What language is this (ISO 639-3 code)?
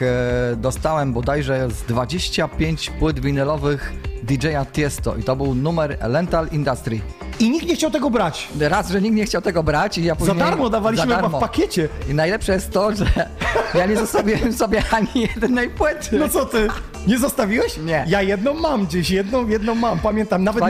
pol